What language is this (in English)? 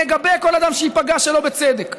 Hebrew